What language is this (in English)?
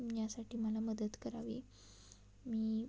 Marathi